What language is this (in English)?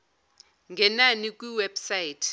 Zulu